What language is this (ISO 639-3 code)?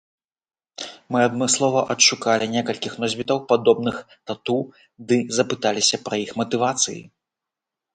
bel